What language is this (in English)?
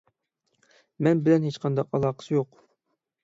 Uyghur